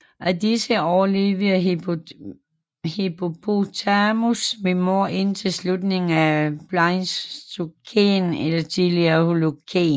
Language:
Danish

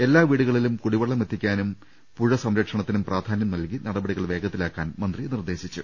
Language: Malayalam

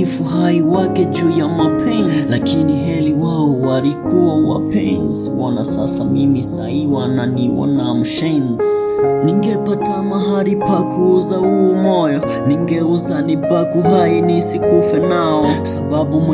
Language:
Vietnamese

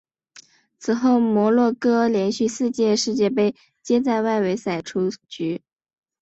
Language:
Chinese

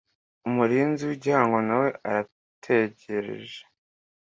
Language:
Kinyarwanda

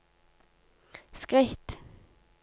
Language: Norwegian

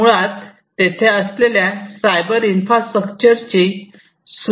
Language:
Marathi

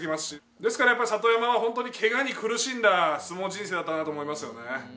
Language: Japanese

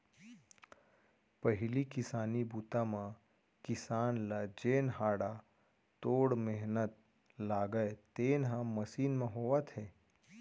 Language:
Chhattisgarhi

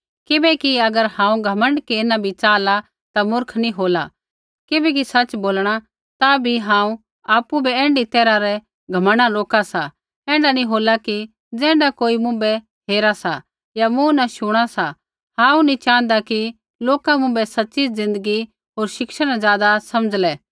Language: Kullu Pahari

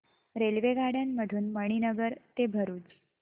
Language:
Marathi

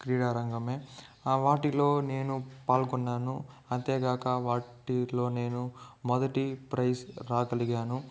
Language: Telugu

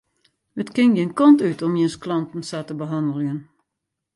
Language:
Western Frisian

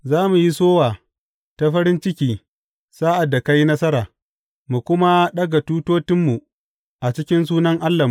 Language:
Hausa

